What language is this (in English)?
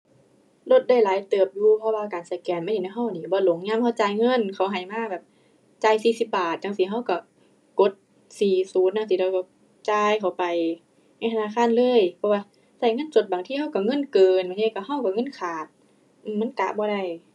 Thai